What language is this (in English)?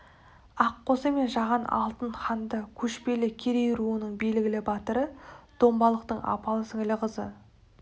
Kazakh